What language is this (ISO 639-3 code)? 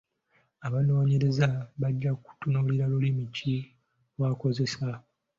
lug